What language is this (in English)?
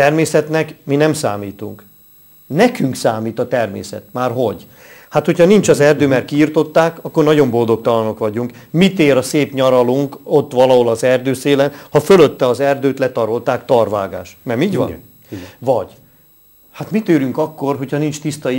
Hungarian